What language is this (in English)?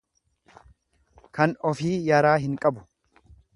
Oromo